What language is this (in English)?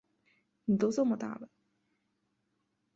Chinese